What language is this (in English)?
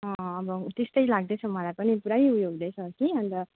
Nepali